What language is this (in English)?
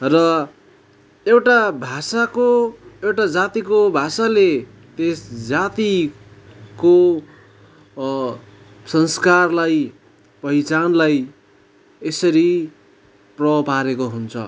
Nepali